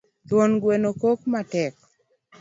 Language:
Luo (Kenya and Tanzania)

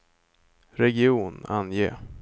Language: Swedish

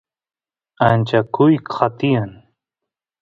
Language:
Santiago del Estero Quichua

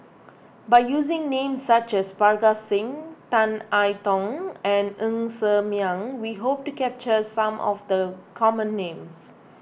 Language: English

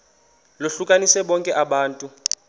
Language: Xhosa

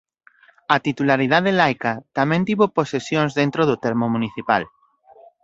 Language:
Galician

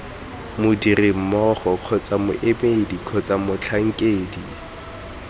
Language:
Tswana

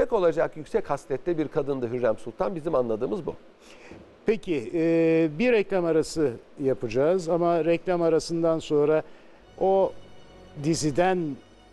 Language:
Turkish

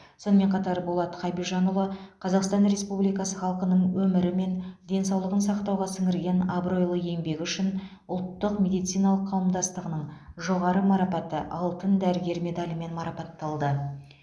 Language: Kazakh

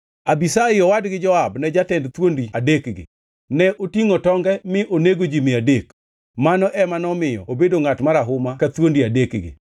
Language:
Luo (Kenya and Tanzania)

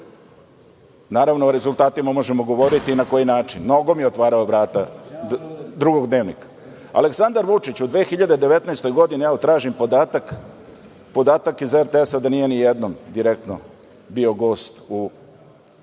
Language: Serbian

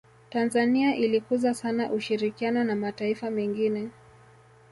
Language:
Swahili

